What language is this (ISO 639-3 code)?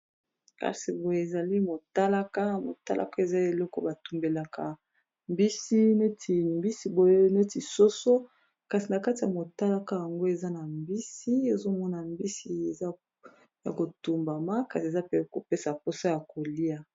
lin